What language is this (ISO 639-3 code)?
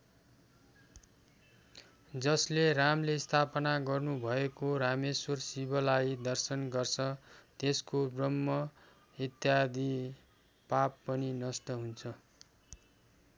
nep